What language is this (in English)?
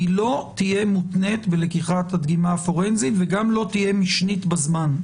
Hebrew